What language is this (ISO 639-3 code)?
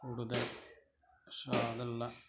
mal